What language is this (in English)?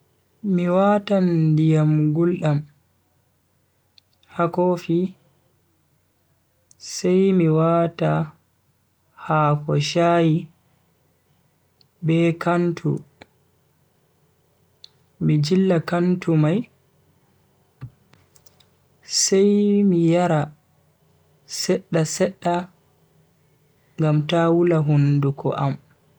Bagirmi Fulfulde